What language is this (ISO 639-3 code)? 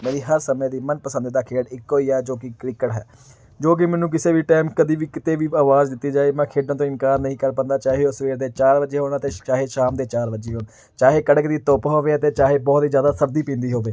pan